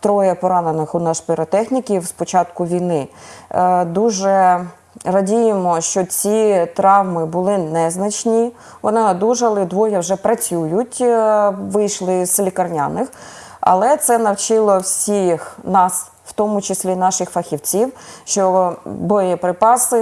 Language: Ukrainian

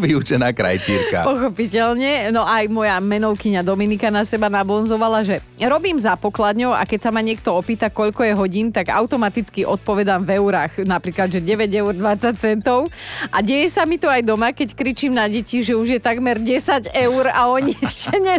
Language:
Slovak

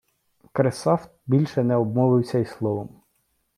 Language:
Ukrainian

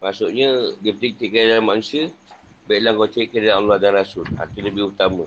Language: Malay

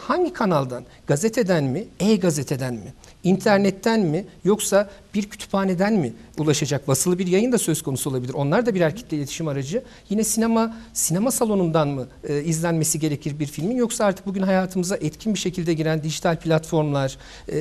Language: Turkish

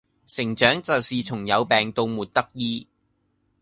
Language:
Cantonese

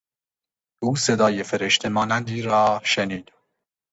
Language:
Persian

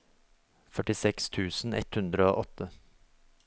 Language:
Norwegian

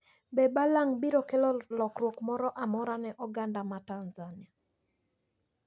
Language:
Luo (Kenya and Tanzania)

